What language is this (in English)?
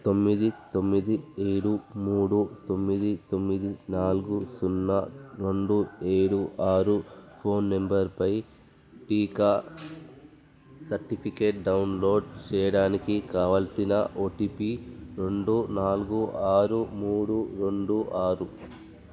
Telugu